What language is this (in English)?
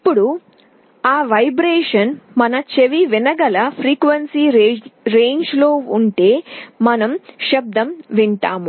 Telugu